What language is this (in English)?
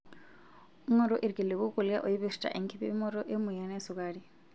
Masai